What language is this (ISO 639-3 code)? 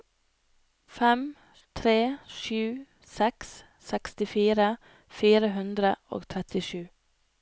nor